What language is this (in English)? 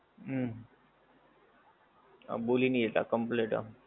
Gujarati